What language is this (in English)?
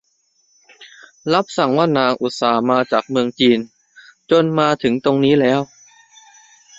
Thai